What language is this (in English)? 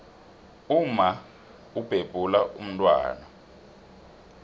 South Ndebele